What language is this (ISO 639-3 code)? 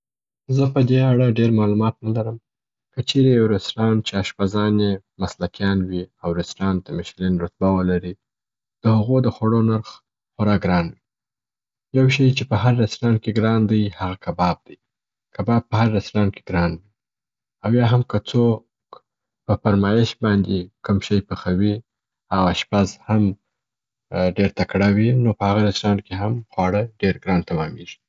pbt